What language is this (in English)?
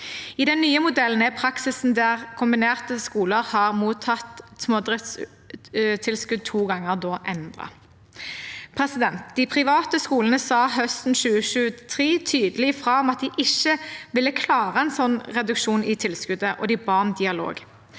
Norwegian